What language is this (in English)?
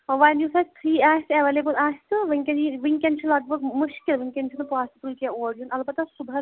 Kashmiri